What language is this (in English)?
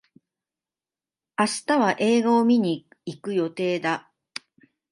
Japanese